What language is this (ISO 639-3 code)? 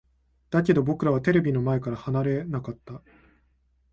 jpn